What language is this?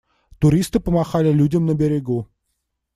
Russian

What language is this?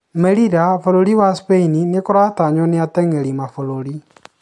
Kikuyu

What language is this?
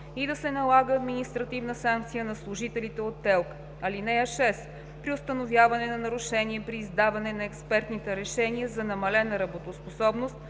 Bulgarian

